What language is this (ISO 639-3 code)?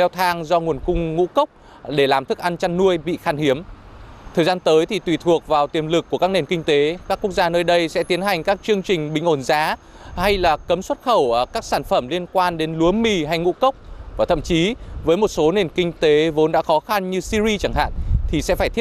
vie